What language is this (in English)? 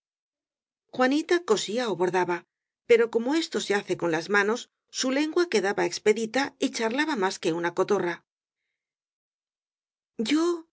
Spanish